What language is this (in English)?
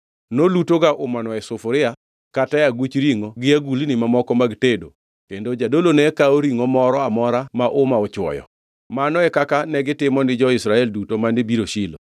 Luo (Kenya and Tanzania)